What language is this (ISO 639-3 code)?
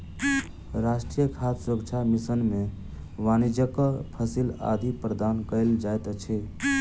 mai